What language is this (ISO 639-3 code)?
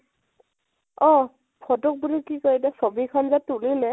asm